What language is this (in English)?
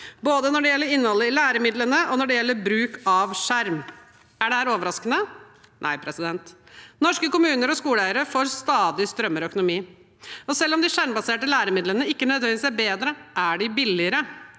Norwegian